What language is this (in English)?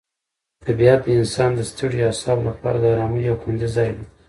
Pashto